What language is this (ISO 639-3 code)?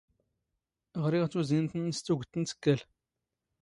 zgh